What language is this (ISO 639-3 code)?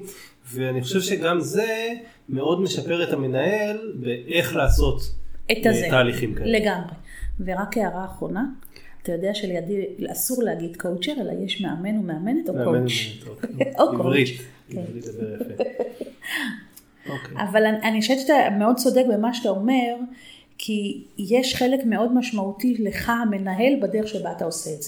heb